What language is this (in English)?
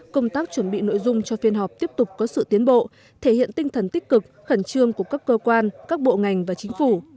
Vietnamese